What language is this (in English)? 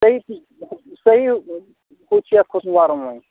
Kashmiri